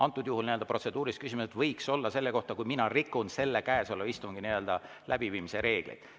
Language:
Estonian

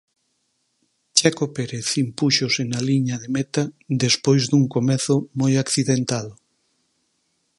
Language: Galician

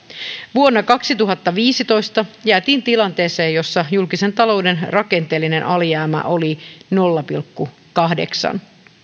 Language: Finnish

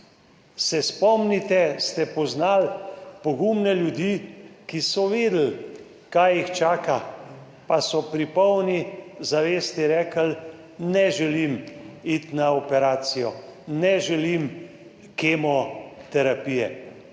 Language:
Slovenian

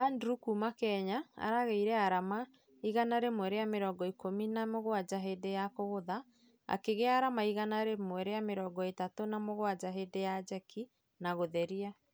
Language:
Kikuyu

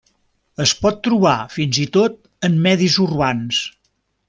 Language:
Catalan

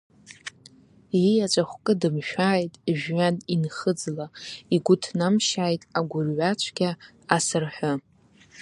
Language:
Abkhazian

